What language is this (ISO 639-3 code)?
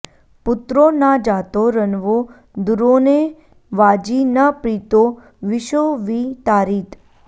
san